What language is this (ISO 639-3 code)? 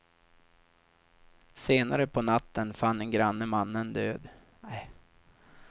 swe